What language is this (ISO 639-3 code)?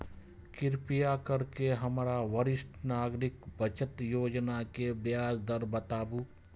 mai